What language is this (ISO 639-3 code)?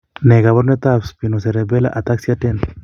kln